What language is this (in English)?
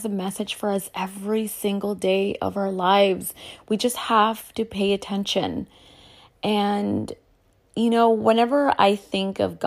English